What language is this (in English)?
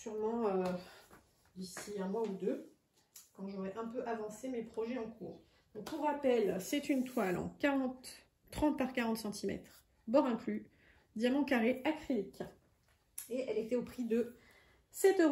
French